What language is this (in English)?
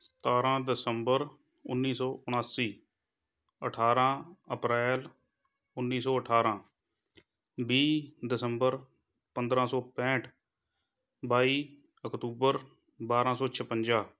Punjabi